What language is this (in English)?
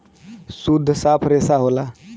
Bhojpuri